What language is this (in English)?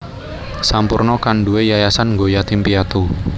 Javanese